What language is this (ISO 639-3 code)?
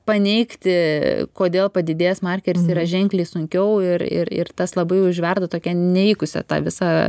lit